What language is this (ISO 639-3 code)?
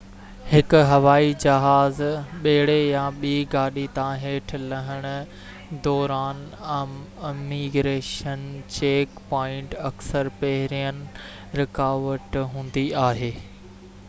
snd